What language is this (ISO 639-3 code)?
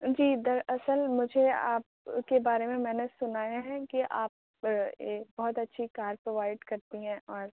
urd